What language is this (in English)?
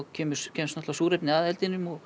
Icelandic